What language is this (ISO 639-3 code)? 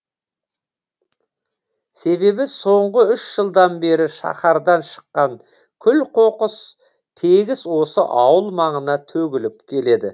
kaz